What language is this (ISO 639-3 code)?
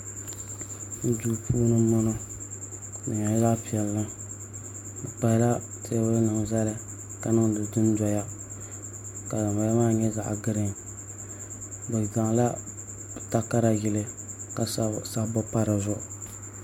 dag